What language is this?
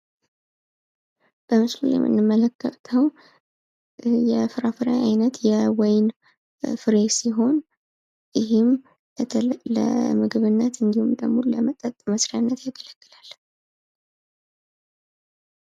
Amharic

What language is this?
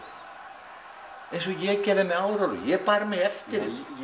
Icelandic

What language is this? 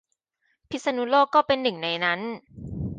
Thai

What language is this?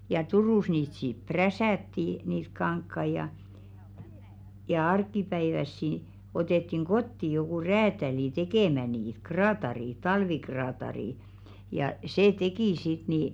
Finnish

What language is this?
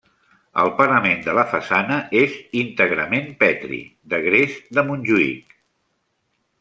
Catalan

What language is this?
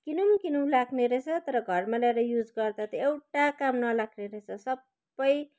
Nepali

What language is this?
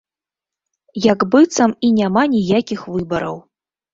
Belarusian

